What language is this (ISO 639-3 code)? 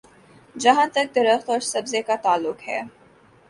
urd